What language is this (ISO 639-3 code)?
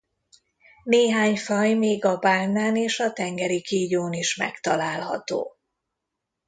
hun